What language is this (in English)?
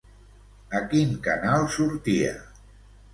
Catalan